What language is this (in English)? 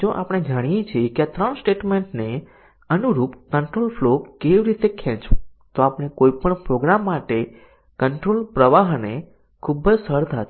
Gujarati